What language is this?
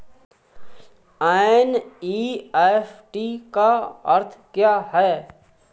Hindi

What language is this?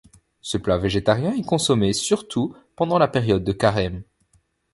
French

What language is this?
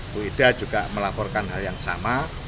Indonesian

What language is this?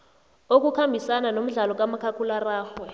South Ndebele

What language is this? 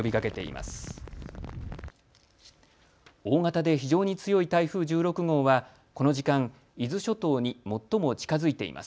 Japanese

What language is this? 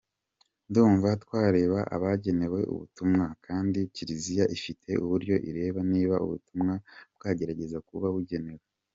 Kinyarwanda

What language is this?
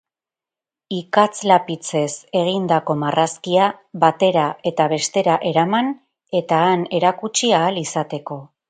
Basque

